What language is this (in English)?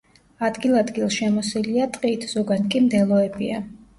Georgian